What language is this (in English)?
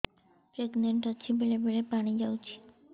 Odia